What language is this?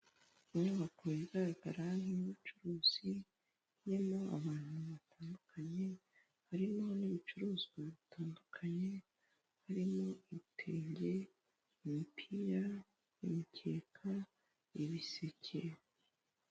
Kinyarwanda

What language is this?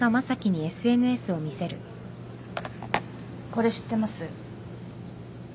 Japanese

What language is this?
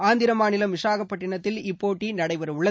Tamil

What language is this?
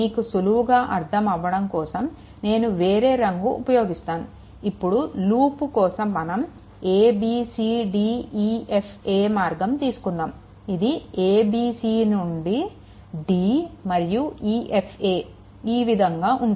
Telugu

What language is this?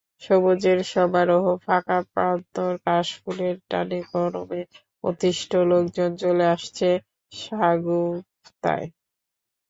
Bangla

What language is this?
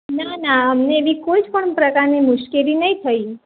Gujarati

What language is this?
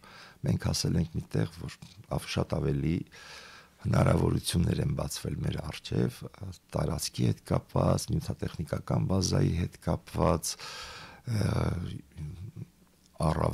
Romanian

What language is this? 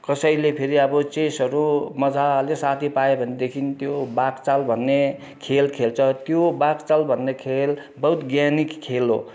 Nepali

